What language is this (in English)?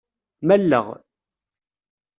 Kabyle